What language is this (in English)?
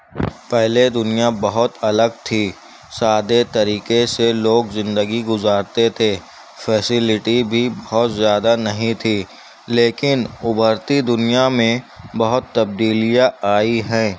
Urdu